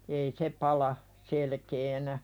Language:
Finnish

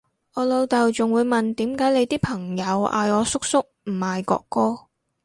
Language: Cantonese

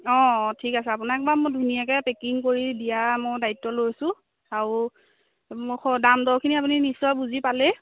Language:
Assamese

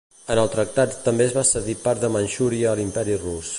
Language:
Catalan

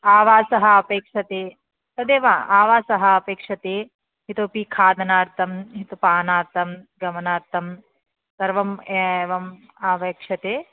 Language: Sanskrit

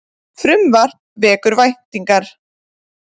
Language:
Icelandic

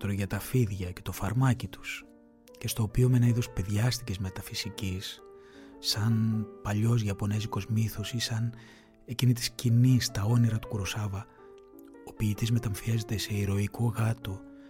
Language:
Greek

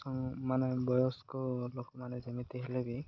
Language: Odia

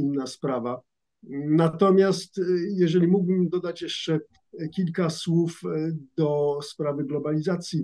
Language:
Polish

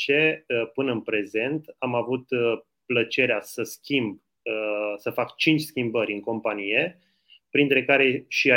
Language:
Romanian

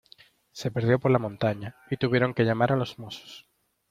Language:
Spanish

